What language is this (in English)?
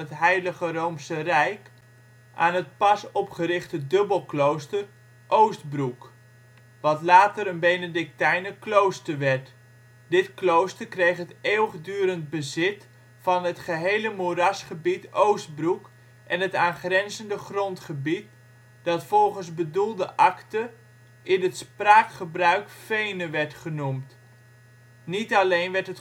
Dutch